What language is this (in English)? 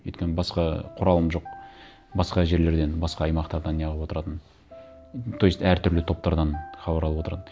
Kazakh